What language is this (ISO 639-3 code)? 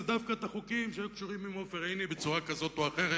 heb